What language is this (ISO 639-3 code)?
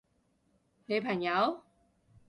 yue